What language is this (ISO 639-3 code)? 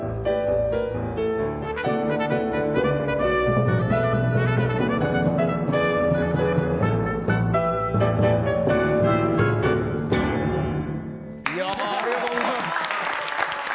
jpn